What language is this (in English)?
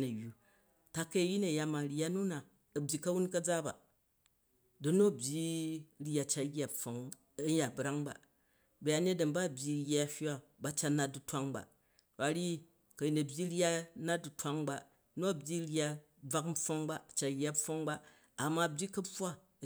Jju